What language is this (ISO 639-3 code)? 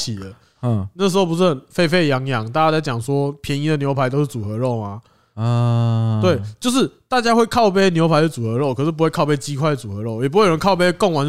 zho